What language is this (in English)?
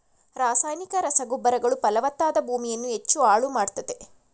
Kannada